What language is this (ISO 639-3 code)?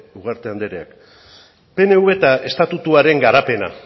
eus